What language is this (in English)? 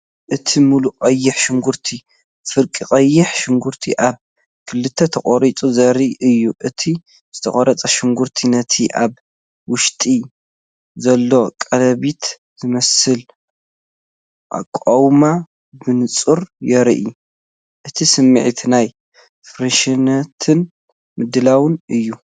Tigrinya